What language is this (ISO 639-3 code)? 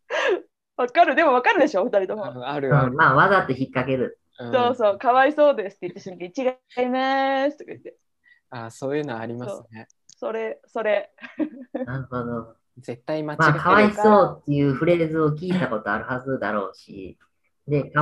jpn